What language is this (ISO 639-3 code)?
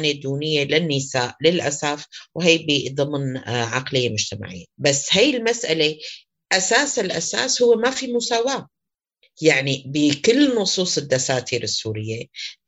ara